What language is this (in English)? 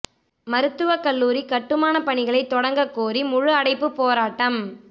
Tamil